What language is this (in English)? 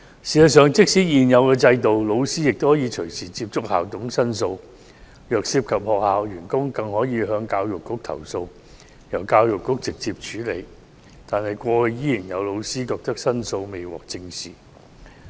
Cantonese